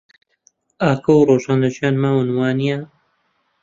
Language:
Central Kurdish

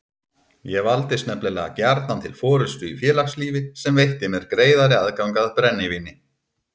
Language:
Icelandic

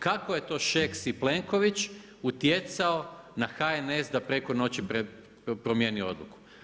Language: Croatian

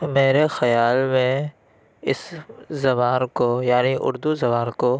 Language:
Urdu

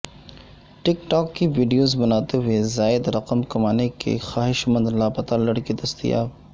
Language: Urdu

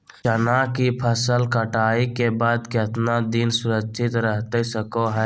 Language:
Magahi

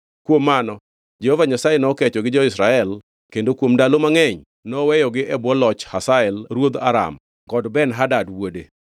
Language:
Luo (Kenya and Tanzania)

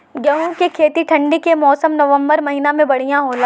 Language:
Bhojpuri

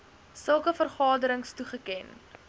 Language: Afrikaans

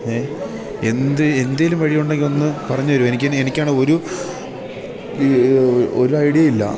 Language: Malayalam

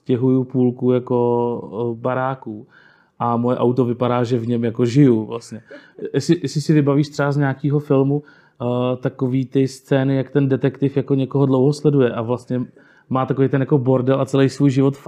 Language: Czech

